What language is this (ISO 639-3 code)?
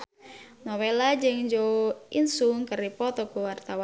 sun